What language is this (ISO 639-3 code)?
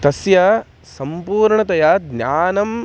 san